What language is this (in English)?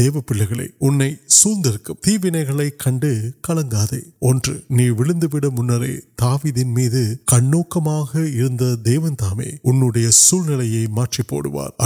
Urdu